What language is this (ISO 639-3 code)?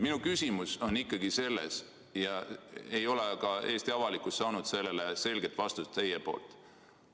est